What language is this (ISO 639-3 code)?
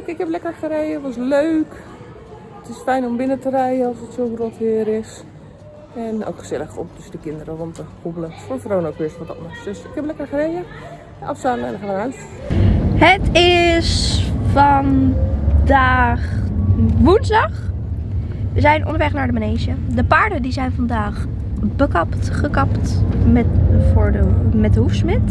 nld